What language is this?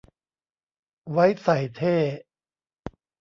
Thai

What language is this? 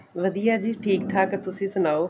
Punjabi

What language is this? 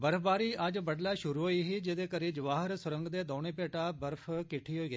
Dogri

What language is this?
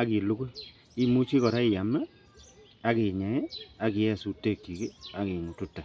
Kalenjin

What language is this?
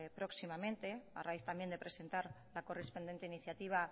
Spanish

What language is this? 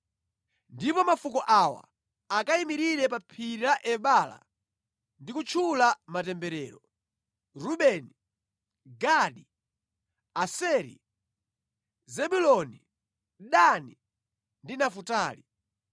Nyanja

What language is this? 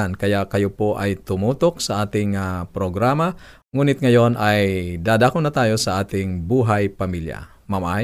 Filipino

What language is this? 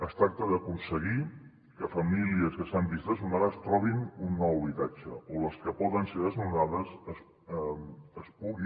Catalan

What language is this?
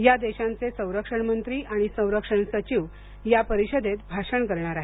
Marathi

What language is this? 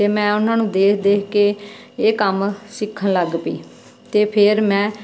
Punjabi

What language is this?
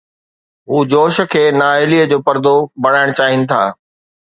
Sindhi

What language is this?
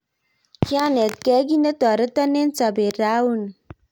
Kalenjin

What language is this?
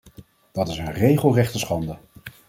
Dutch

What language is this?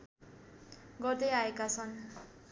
Nepali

